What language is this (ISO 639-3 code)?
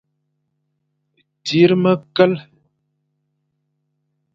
fan